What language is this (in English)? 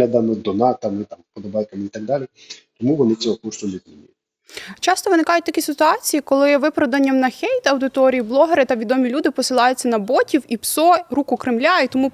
Ukrainian